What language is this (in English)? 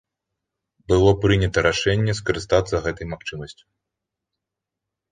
Belarusian